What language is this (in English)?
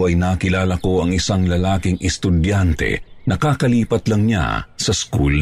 Filipino